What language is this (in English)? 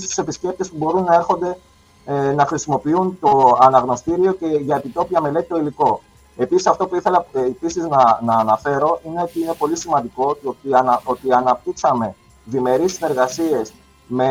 Greek